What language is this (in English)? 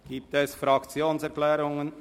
Swiss German